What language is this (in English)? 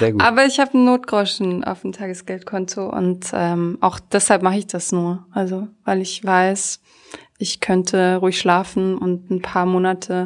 German